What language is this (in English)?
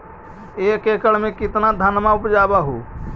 Magahi